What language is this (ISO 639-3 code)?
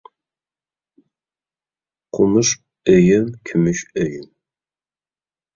uig